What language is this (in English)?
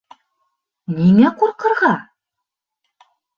Bashkir